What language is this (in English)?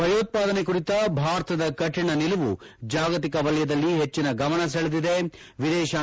Kannada